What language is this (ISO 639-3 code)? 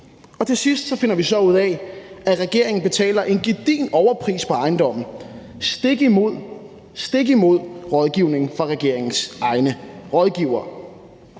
dan